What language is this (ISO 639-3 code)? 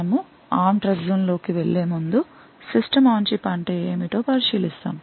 tel